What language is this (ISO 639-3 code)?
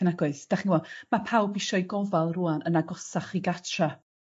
cym